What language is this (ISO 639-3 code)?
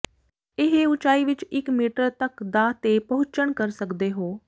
pan